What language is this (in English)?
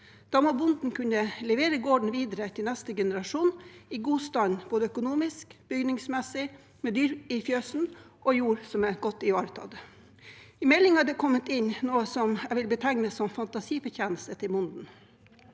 Norwegian